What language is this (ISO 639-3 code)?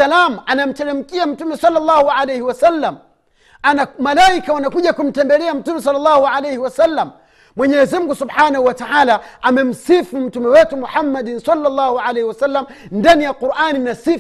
swa